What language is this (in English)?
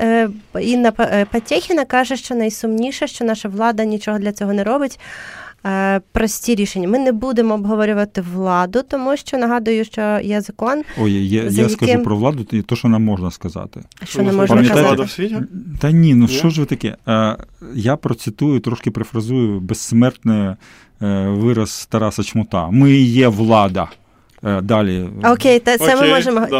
Ukrainian